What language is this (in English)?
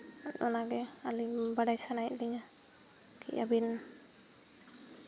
Santali